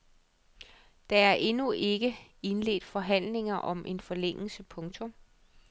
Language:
Danish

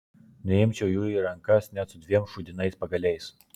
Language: Lithuanian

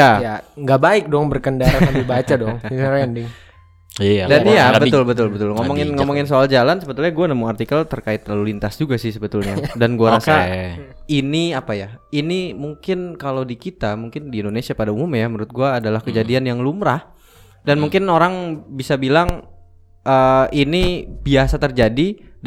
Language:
Indonesian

